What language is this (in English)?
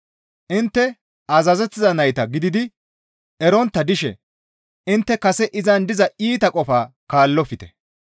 Gamo